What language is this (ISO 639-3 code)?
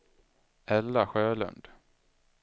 swe